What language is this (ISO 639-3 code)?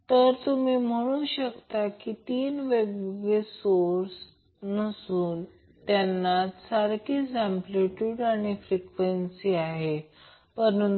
mar